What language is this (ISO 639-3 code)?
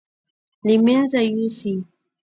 pus